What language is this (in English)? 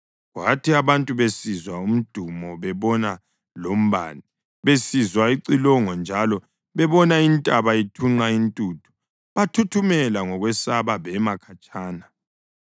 North Ndebele